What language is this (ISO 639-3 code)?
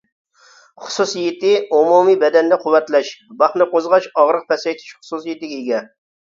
uig